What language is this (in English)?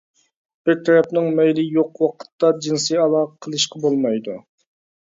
Uyghur